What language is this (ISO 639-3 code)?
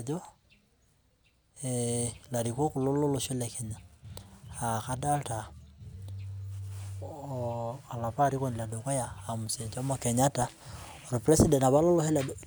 mas